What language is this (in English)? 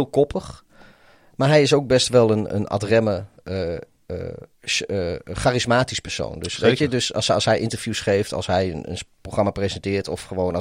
Dutch